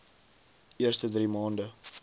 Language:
Afrikaans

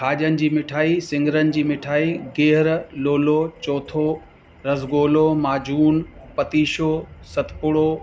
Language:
Sindhi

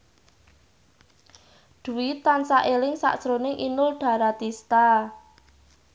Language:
Javanese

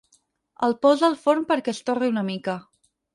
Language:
Catalan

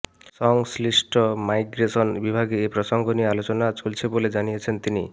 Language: Bangla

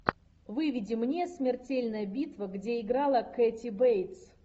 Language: Russian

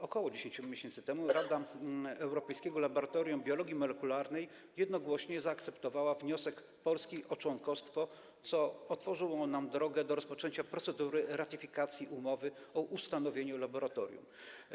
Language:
Polish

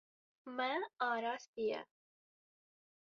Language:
Kurdish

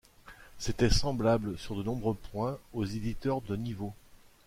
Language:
French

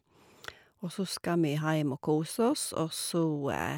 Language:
Norwegian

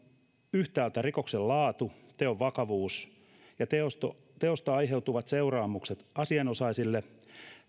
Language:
Finnish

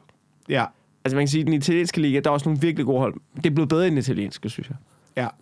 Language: Danish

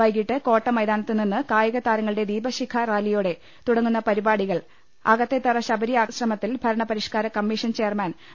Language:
Malayalam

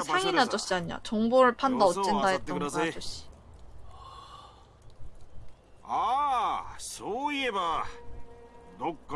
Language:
Korean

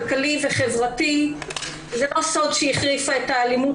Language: Hebrew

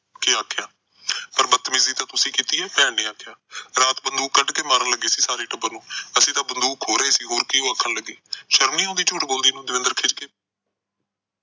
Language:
Punjabi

